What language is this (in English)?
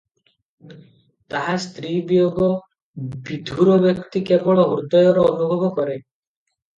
Odia